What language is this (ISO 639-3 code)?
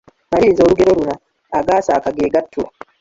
lug